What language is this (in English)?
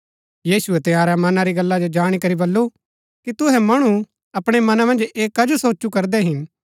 Gaddi